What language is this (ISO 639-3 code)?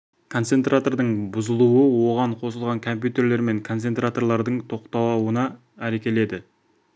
kaz